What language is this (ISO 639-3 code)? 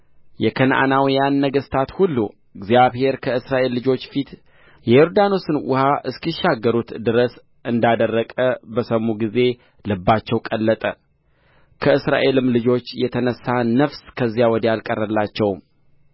amh